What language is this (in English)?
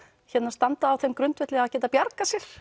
Icelandic